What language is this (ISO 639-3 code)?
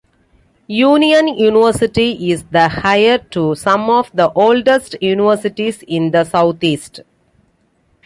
eng